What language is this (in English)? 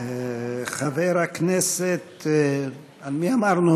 Hebrew